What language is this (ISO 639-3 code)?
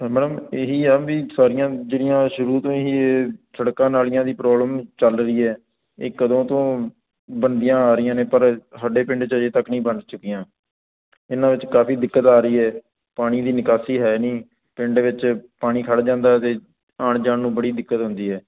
pan